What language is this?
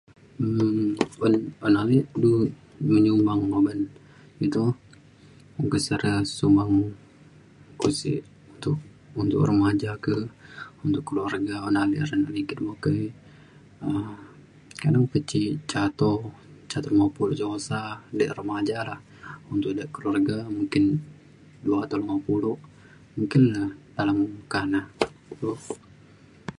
Mainstream Kenyah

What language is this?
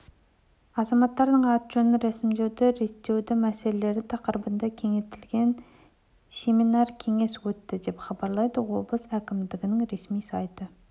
Kazakh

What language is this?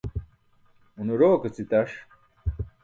Burushaski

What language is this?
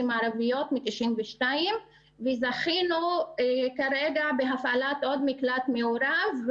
Hebrew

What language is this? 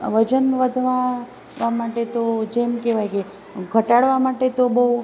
Gujarati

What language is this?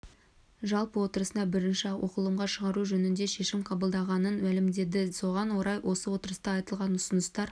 Kazakh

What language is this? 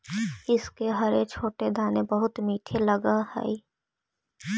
Magahi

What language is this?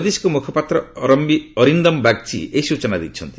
Odia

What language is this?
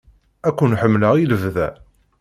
Kabyle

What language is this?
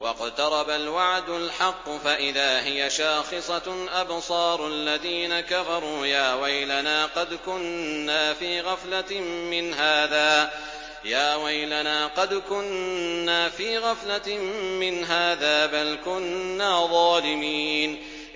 Arabic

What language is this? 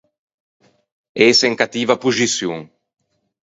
Ligurian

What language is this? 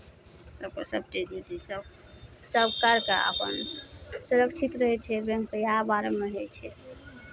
Maithili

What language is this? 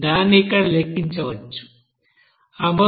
Telugu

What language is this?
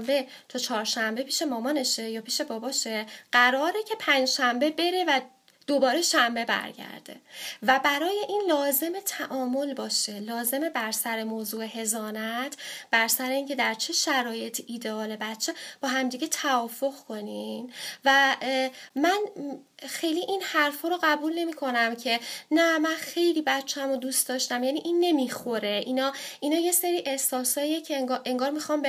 Persian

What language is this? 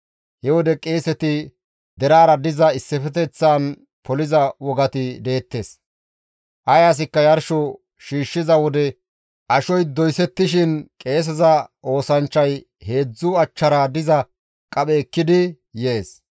Gamo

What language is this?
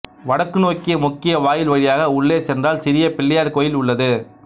Tamil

